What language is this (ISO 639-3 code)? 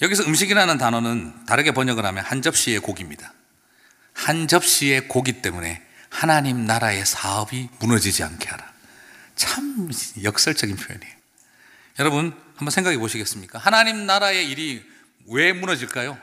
kor